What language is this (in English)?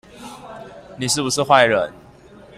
Chinese